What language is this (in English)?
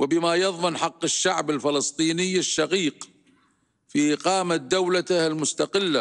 Arabic